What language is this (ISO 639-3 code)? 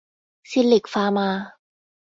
tha